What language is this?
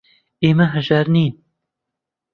Central Kurdish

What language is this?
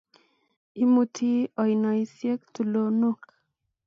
Kalenjin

